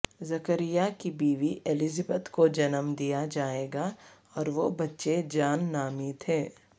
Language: Urdu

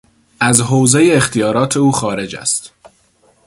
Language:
Persian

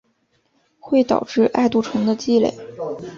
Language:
Chinese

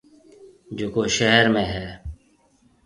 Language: Marwari (Pakistan)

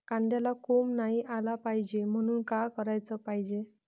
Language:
Marathi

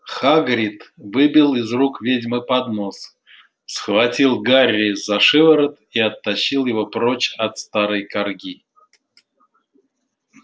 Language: Russian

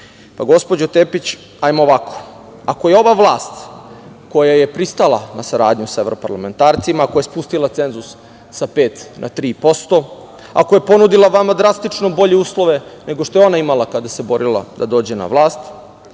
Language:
Serbian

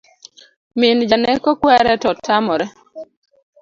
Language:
Luo (Kenya and Tanzania)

